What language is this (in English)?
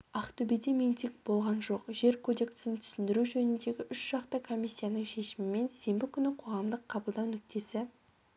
Kazakh